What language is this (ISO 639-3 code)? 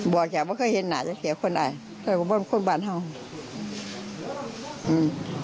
tha